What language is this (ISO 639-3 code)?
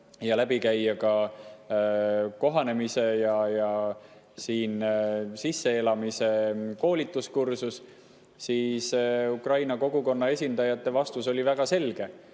est